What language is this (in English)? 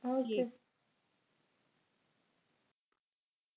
Punjabi